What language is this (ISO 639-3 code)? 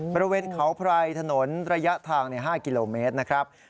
tha